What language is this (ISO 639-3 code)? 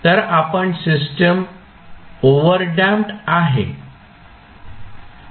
mar